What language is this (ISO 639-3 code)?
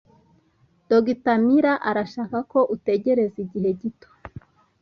kin